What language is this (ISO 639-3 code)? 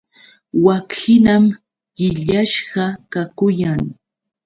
qux